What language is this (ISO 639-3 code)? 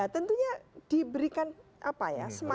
ind